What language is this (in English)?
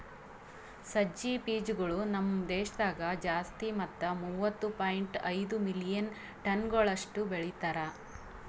Kannada